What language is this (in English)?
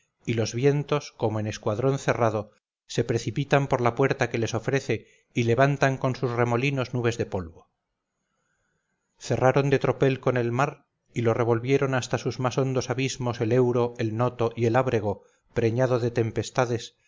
Spanish